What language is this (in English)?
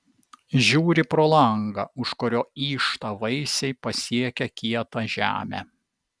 Lithuanian